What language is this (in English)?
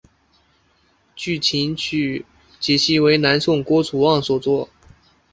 Chinese